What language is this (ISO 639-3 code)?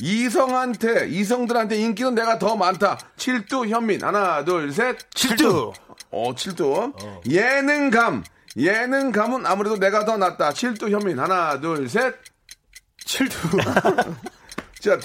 kor